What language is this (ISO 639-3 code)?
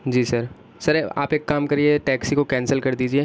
urd